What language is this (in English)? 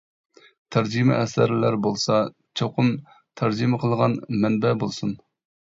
Uyghur